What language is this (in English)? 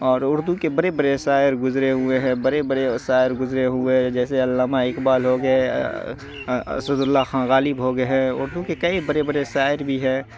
Urdu